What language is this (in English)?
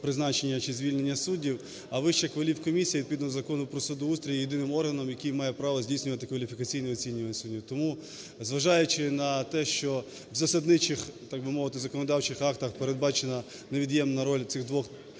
Ukrainian